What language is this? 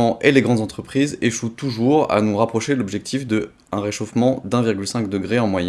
French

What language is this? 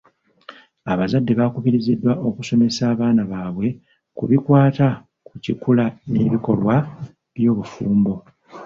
Ganda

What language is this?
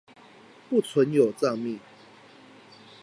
Chinese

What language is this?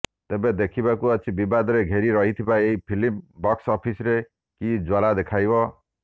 Odia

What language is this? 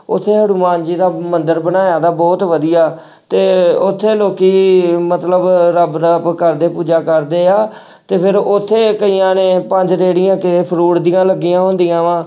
Punjabi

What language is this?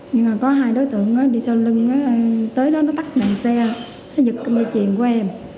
Vietnamese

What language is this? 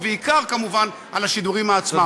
Hebrew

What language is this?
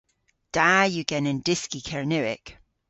Cornish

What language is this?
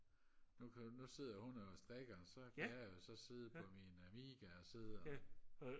Danish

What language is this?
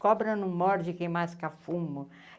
Portuguese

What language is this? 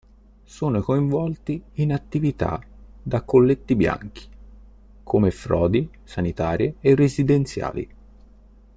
Italian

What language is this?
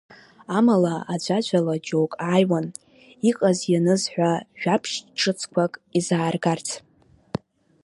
Abkhazian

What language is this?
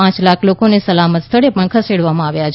Gujarati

